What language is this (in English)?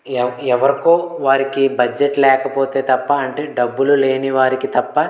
Telugu